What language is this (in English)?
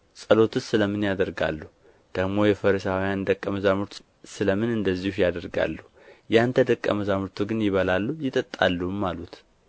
Amharic